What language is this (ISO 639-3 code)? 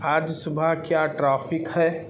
urd